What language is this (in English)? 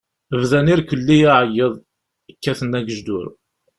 Kabyle